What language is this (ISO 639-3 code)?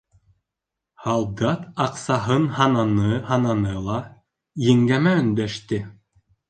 bak